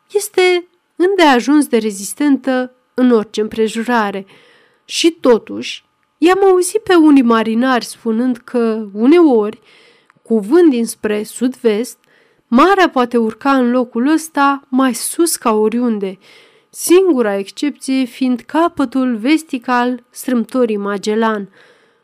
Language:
Romanian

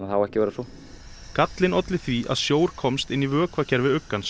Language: Icelandic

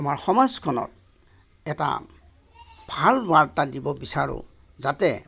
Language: Assamese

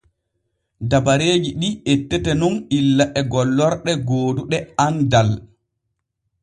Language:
Borgu Fulfulde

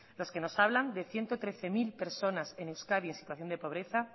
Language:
Spanish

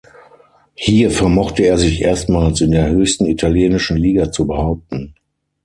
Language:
German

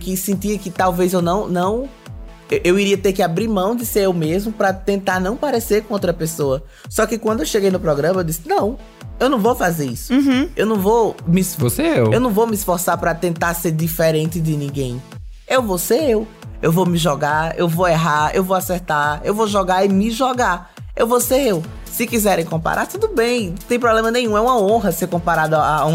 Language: Portuguese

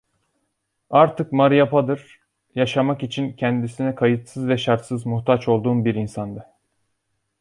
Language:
Turkish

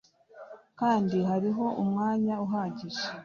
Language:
Kinyarwanda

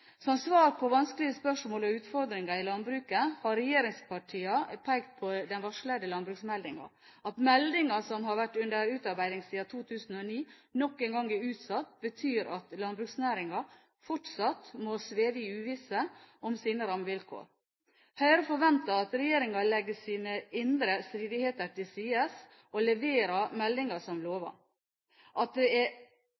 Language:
Norwegian Bokmål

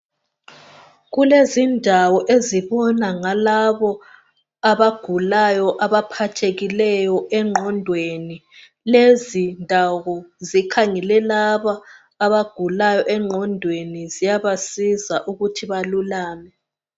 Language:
North Ndebele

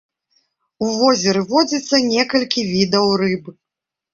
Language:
Belarusian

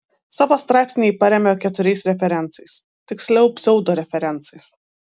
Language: Lithuanian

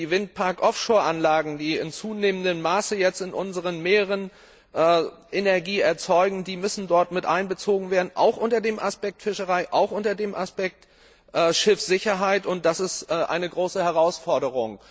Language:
German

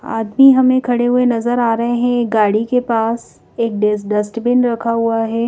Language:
Hindi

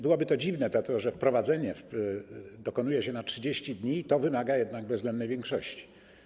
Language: Polish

